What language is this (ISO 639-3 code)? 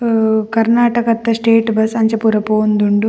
tcy